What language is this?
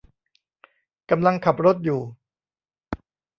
Thai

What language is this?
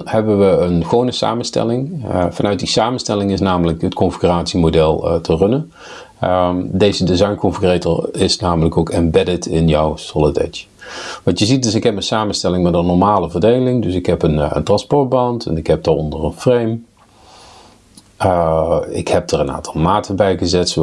Dutch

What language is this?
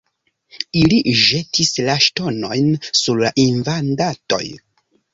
Esperanto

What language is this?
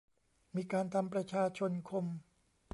Thai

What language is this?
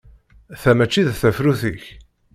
Kabyle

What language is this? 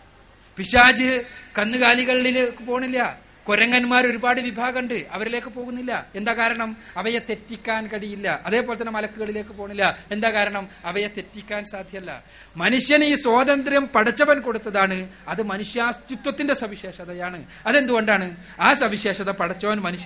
Malayalam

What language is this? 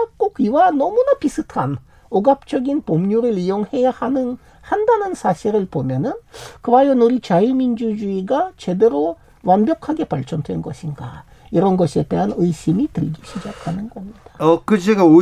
Korean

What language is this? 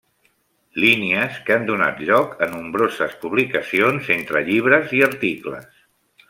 Catalan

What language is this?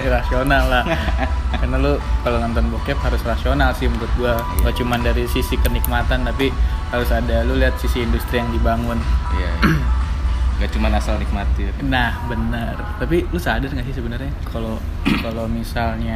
Indonesian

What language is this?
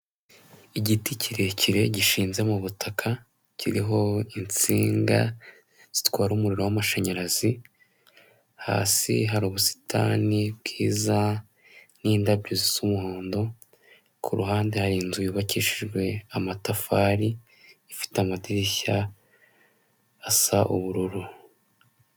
Kinyarwanda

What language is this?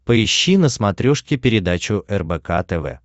Russian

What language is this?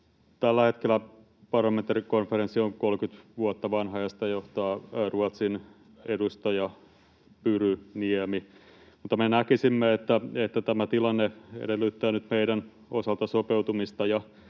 Finnish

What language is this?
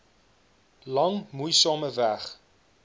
Afrikaans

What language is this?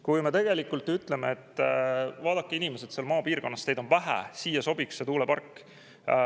Estonian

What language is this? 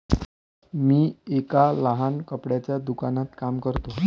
Marathi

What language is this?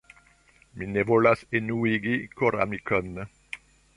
Esperanto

